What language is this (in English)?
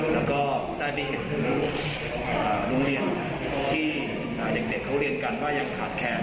Thai